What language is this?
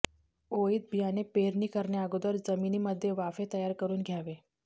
Marathi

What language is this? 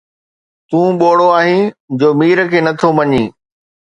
Sindhi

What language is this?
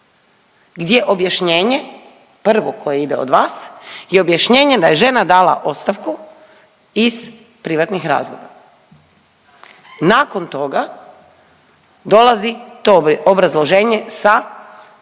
Croatian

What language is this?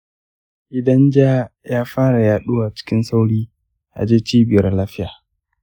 Hausa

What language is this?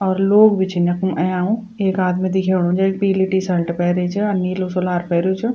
Garhwali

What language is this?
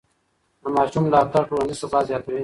Pashto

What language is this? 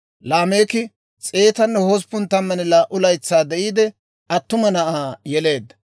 Dawro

